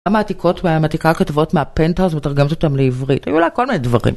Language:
Hebrew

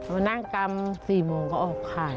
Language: Thai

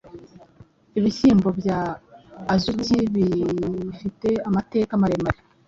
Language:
Kinyarwanda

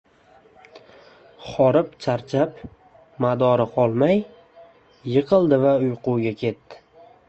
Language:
Uzbek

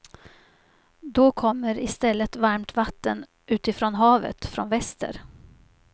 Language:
Swedish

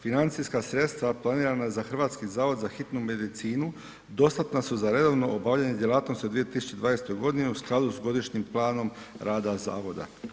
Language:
Croatian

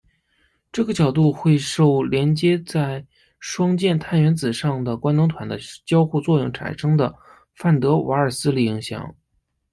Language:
Chinese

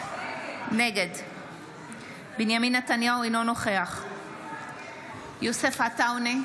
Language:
Hebrew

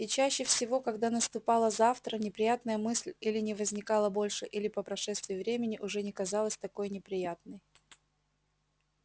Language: Russian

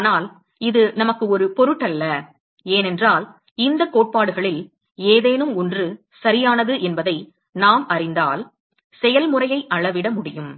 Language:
Tamil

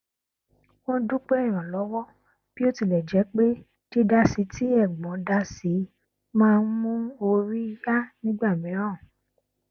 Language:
Yoruba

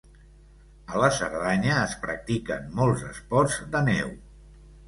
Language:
Catalan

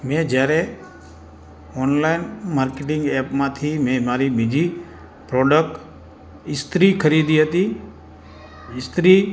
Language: Gujarati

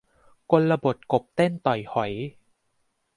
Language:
Thai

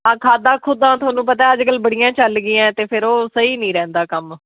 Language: Punjabi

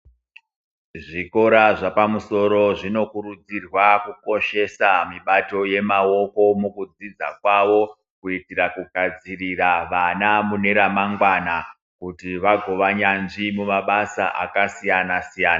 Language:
Ndau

